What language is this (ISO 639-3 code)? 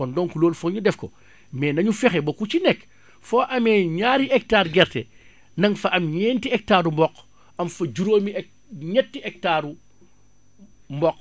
wol